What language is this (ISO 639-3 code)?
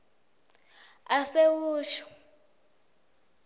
ssw